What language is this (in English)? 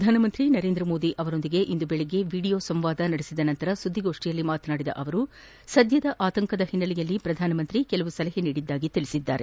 Kannada